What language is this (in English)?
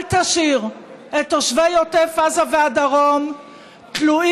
Hebrew